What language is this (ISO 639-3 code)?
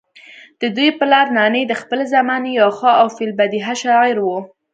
pus